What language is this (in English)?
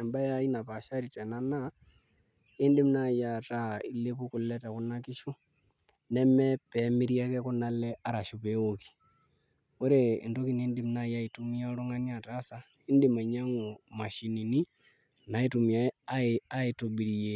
Masai